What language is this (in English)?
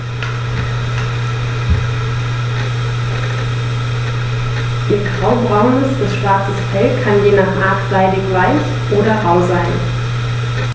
German